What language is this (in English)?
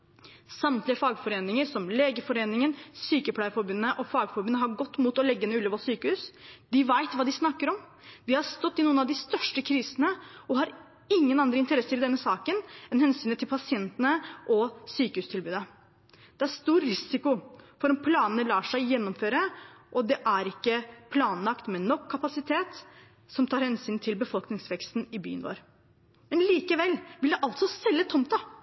Norwegian Bokmål